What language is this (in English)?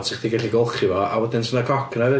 Welsh